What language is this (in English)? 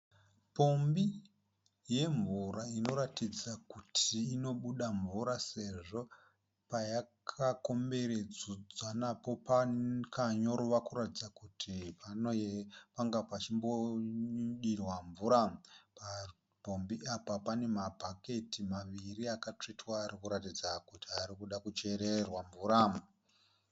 Shona